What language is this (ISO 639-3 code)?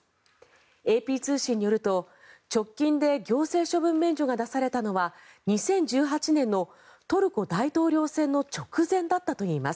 jpn